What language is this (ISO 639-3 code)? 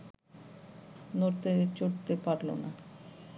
ben